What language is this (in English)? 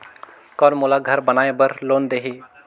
Chhattisgarhi